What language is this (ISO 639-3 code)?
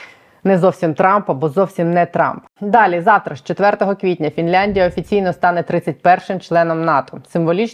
ukr